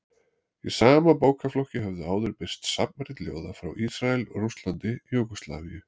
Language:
Icelandic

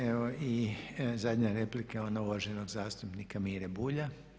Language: Croatian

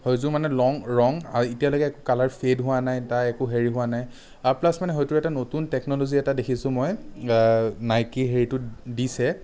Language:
Assamese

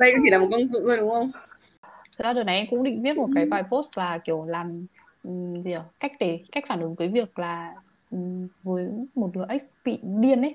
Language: Vietnamese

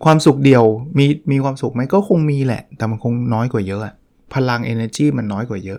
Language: Thai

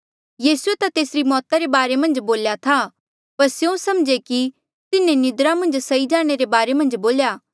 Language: Mandeali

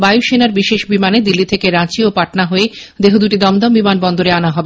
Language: Bangla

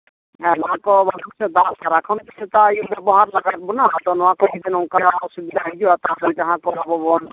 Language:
Santali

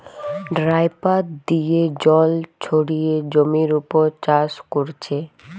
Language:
Bangla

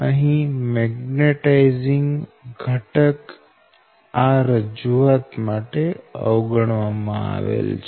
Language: Gujarati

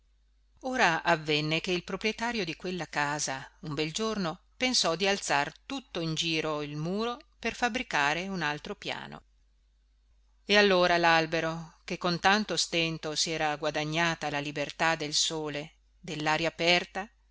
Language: Italian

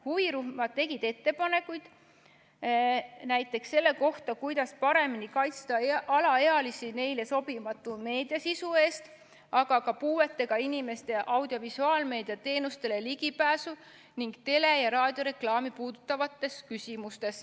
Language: Estonian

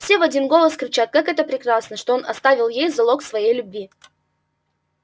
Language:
Russian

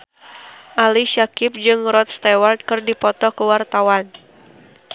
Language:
Sundanese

